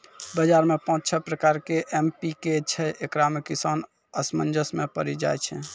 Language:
Maithili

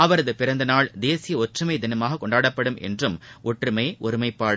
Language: Tamil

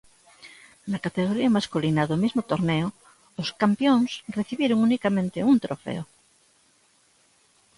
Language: Galician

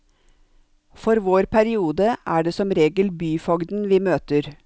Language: Norwegian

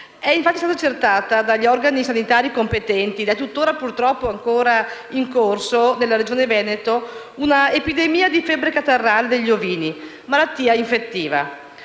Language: Italian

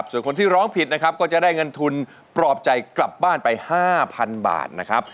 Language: Thai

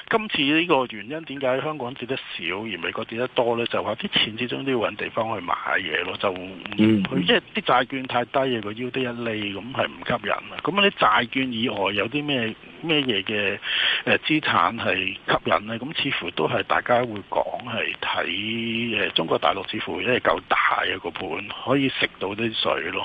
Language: Chinese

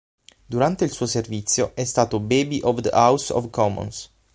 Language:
Italian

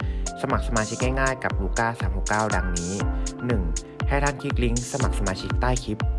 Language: Thai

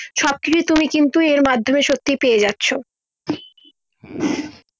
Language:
Bangla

